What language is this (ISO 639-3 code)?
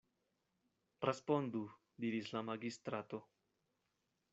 epo